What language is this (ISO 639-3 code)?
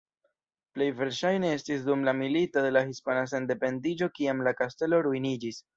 epo